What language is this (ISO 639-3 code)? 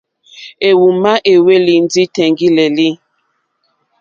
bri